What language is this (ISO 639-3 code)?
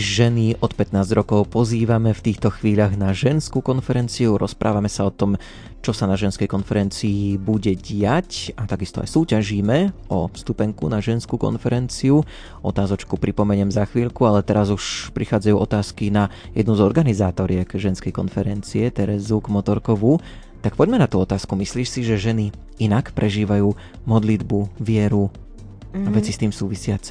slk